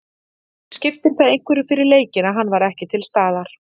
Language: Icelandic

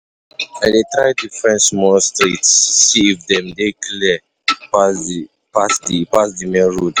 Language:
Nigerian Pidgin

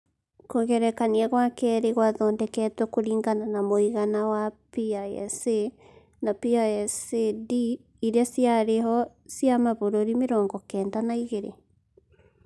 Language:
Kikuyu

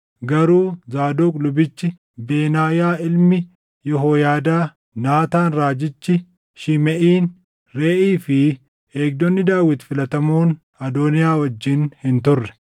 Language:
Oromo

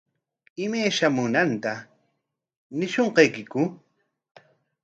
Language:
Corongo Ancash Quechua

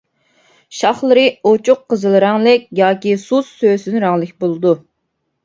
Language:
Uyghur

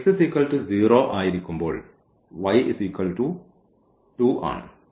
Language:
Malayalam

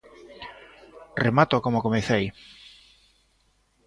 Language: Galician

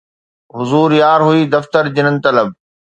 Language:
Sindhi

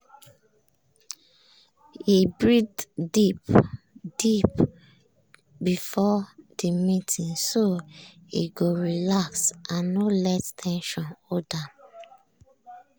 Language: Nigerian Pidgin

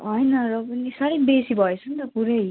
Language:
Nepali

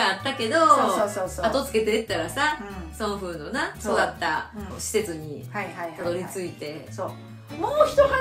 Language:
Japanese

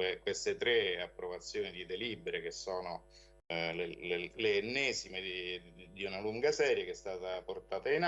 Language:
Italian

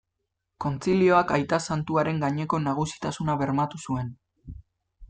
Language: Basque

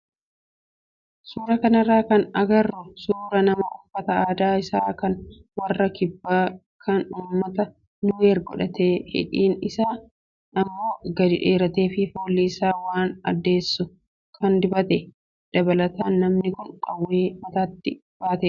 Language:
Oromo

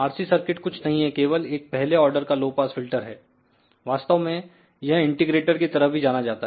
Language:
Hindi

